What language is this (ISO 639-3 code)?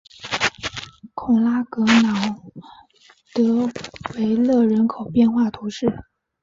zho